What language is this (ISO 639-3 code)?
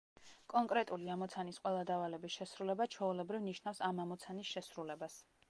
kat